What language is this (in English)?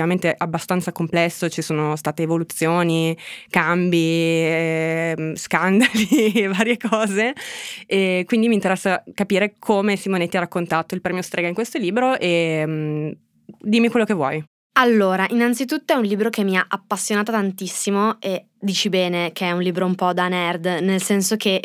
Italian